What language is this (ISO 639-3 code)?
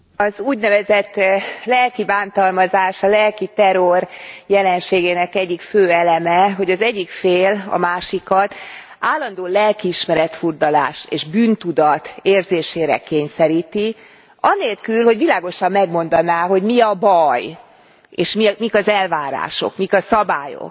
hun